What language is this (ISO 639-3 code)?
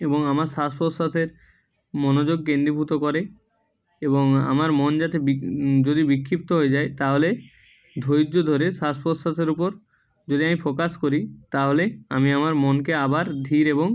ben